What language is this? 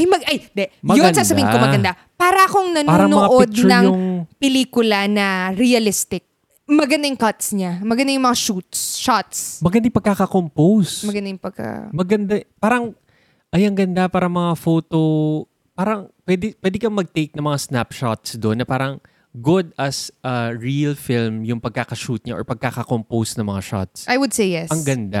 Filipino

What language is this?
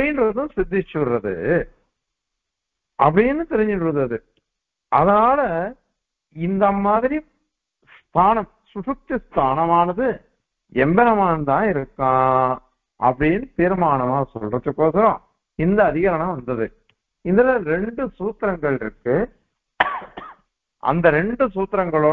Arabic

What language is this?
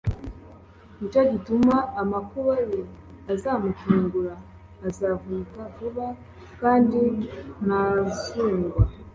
Kinyarwanda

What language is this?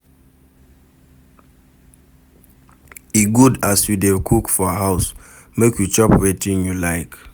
Nigerian Pidgin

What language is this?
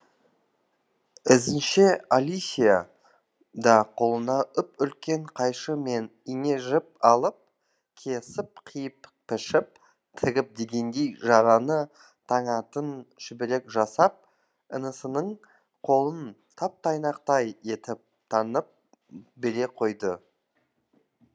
Kazakh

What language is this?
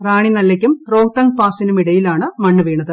Malayalam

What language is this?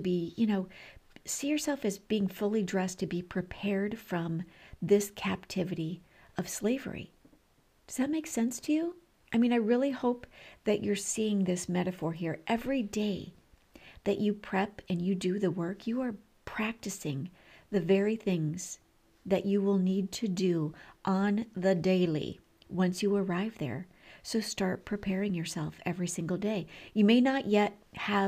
English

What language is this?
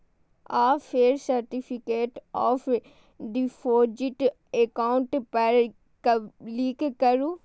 Maithili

